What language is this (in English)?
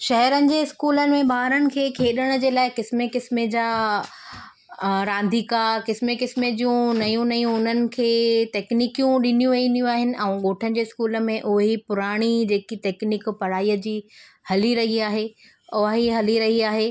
Sindhi